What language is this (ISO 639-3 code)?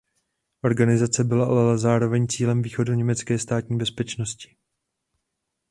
ces